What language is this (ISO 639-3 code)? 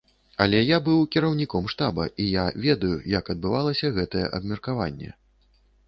bel